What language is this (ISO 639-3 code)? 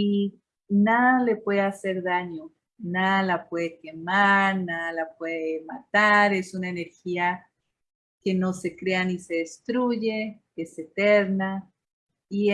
spa